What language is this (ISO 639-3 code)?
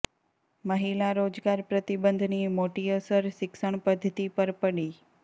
guj